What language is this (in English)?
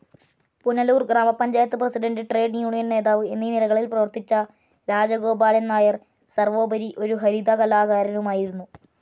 Malayalam